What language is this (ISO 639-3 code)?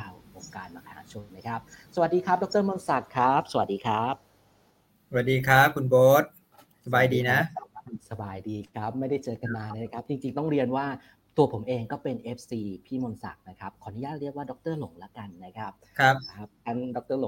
tha